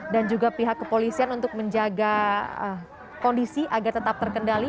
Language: Indonesian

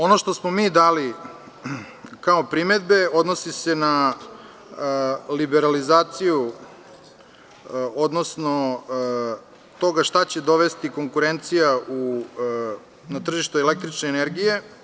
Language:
Serbian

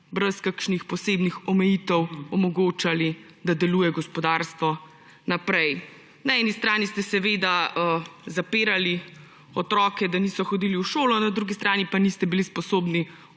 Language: Slovenian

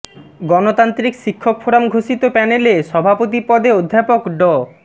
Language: Bangla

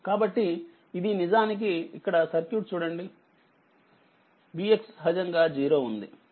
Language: Telugu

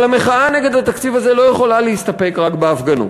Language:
Hebrew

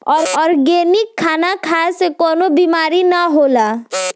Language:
Bhojpuri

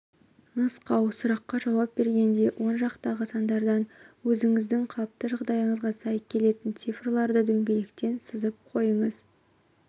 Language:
Kazakh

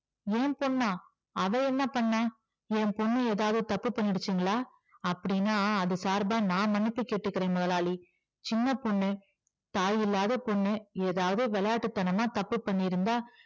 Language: Tamil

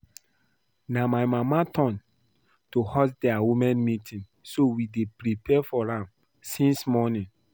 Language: Nigerian Pidgin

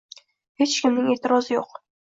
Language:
Uzbek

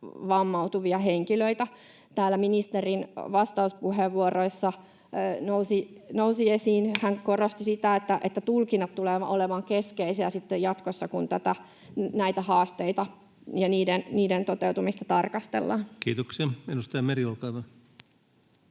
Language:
Finnish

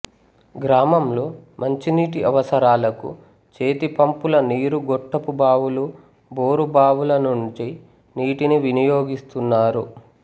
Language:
Telugu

